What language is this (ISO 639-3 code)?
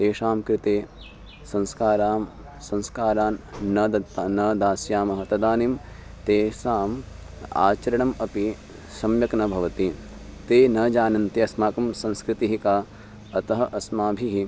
san